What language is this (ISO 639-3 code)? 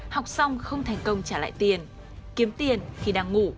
vie